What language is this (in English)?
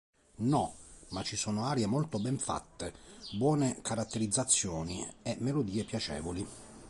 Italian